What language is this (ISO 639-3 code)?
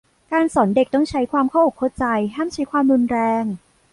tha